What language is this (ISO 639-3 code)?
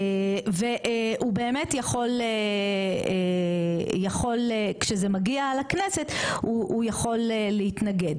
heb